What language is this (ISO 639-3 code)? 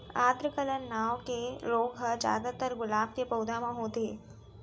hne